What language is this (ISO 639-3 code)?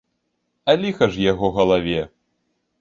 bel